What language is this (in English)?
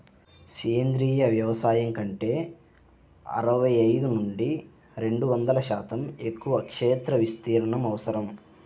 Telugu